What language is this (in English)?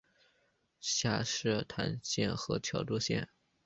Chinese